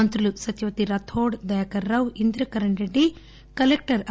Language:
Telugu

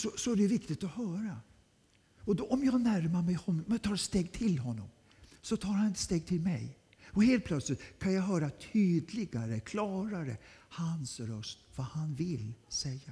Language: Swedish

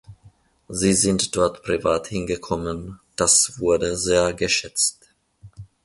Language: German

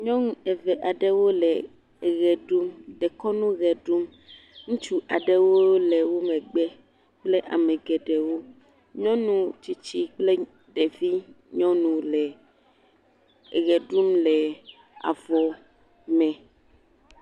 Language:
Ewe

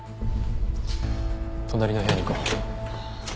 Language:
Japanese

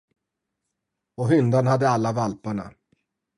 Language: Swedish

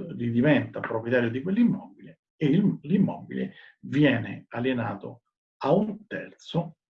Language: Italian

